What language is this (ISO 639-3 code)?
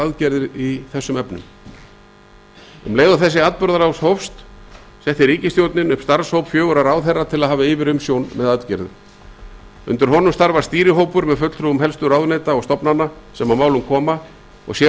isl